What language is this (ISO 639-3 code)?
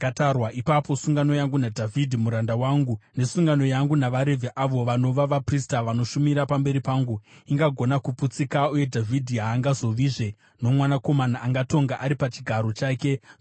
sna